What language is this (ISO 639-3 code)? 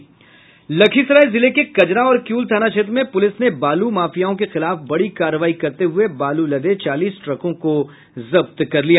hin